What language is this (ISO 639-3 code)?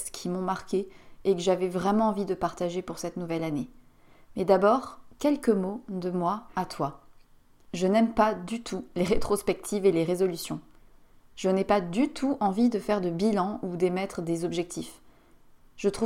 fra